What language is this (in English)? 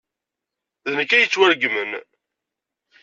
Kabyle